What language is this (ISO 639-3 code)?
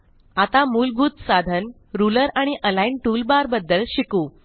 mar